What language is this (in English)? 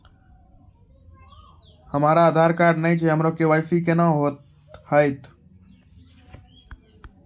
Maithili